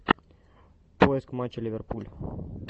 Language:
Russian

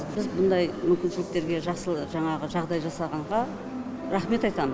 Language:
Kazakh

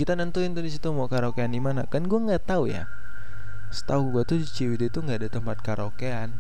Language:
Indonesian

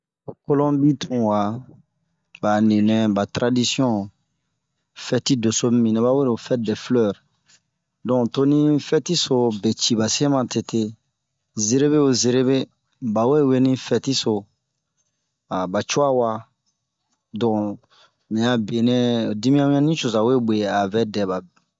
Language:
Bomu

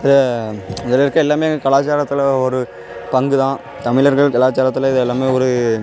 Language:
Tamil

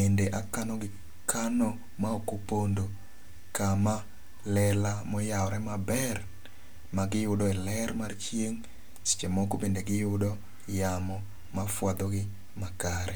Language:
Luo (Kenya and Tanzania)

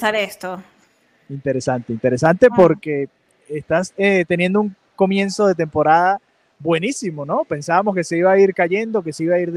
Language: Spanish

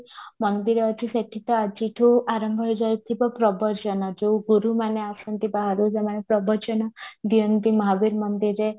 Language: Odia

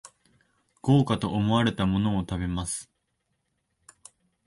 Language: Japanese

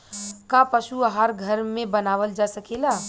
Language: Bhojpuri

